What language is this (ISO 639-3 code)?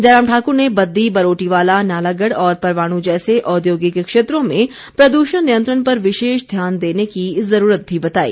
hin